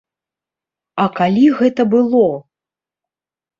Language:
Belarusian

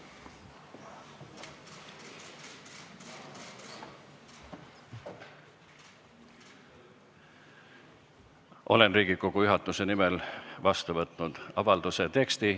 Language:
Estonian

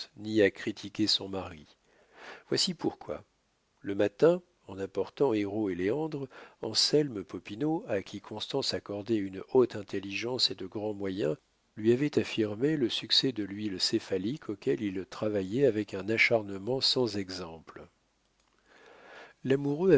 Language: French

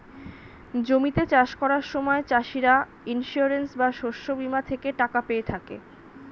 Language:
Bangla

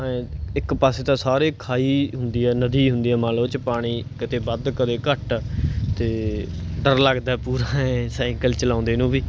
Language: Punjabi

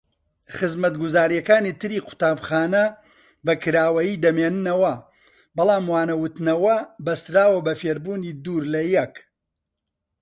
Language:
Central Kurdish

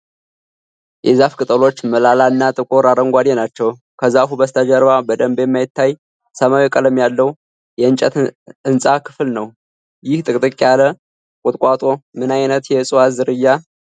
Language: Amharic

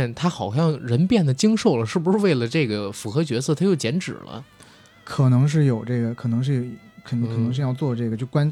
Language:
Chinese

